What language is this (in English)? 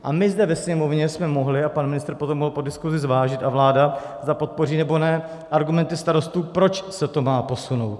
Czech